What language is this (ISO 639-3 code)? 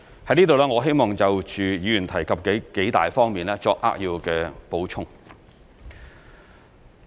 yue